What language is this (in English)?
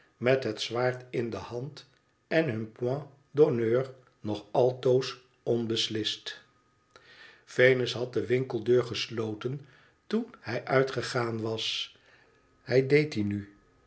Dutch